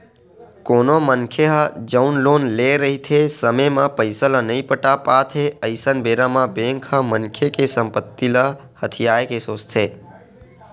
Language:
Chhattisgarhi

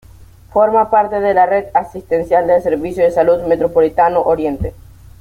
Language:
Spanish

